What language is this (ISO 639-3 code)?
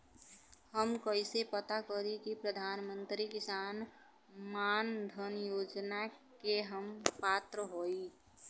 bho